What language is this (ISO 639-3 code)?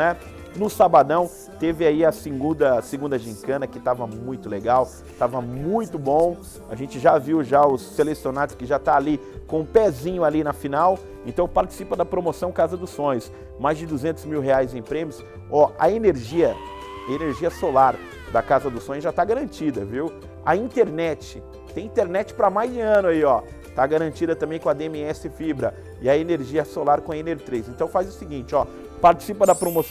por